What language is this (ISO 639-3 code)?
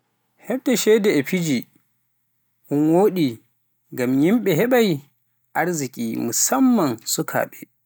fuf